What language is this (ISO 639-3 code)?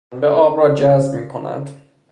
fas